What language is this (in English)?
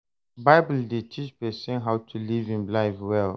Nigerian Pidgin